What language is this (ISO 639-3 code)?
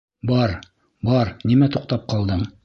bak